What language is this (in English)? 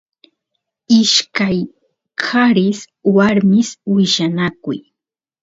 Santiago del Estero Quichua